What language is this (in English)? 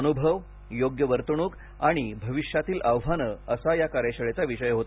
Marathi